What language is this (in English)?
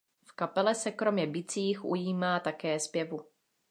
Czech